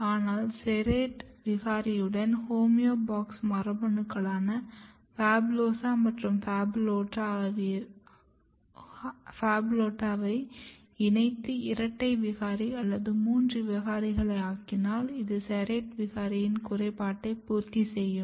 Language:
Tamil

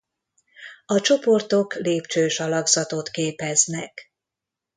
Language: Hungarian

